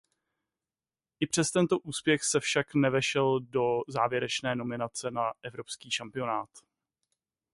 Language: Czech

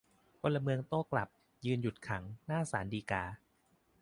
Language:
Thai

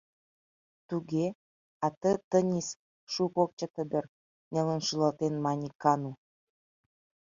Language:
Mari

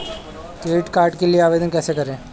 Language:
Hindi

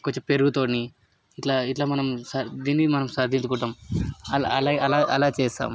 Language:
Telugu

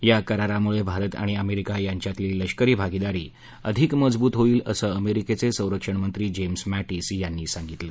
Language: Marathi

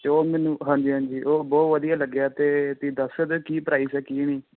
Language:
Punjabi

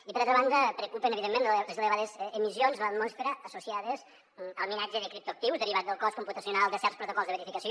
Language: Catalan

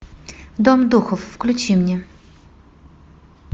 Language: Russian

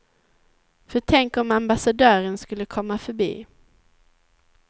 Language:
Swedish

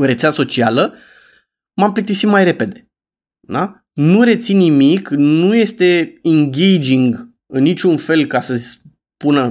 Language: Romanian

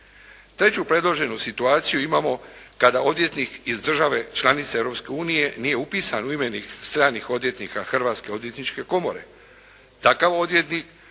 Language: Croatian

